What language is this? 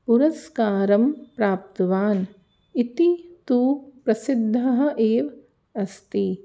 Sanskrit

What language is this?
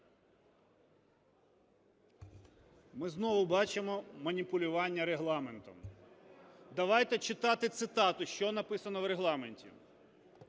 Ukrainian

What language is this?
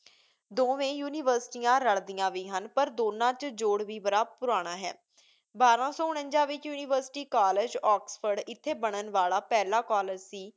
Punjabi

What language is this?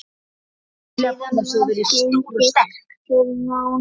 Icelandic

